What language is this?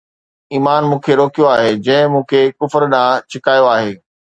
Sindhi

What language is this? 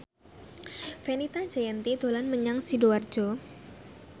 Javanese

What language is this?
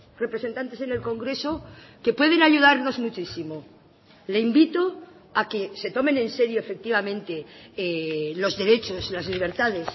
Spanish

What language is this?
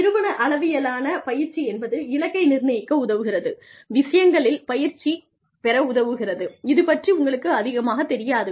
Tamil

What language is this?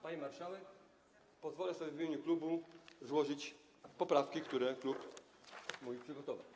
Polish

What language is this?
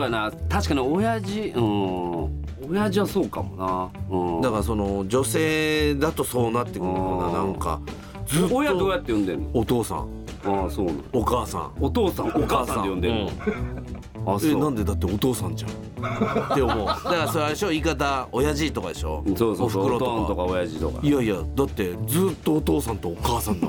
Japanese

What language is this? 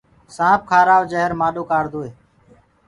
Gurgula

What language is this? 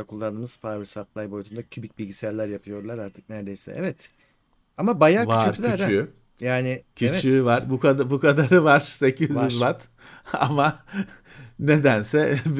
Turkish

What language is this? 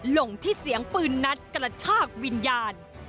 Thai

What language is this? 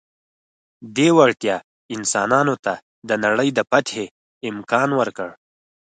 Pashto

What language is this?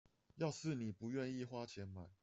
Chinese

